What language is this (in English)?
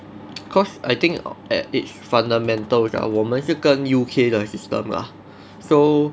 English